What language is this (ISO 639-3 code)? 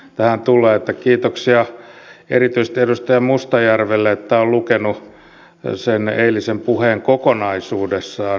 fin